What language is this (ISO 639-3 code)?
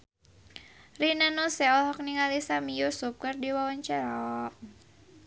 sun